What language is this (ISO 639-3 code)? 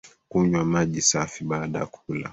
swa